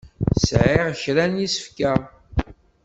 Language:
Kabyle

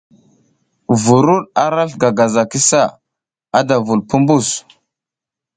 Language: South Giziga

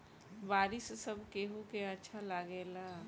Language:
Bhojpuri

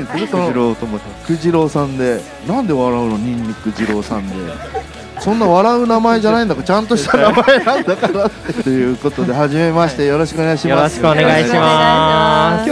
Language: Japanese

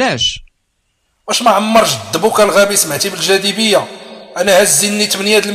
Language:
Arabic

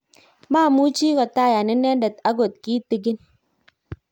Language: Kalenjin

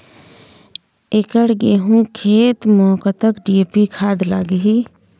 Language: Chhattisgarhi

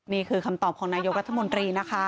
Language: Thai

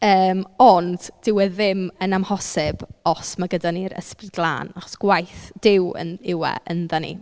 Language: Welsh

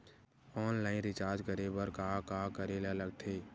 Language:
Chhattisgarhi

